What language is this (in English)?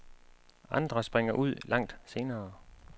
Danish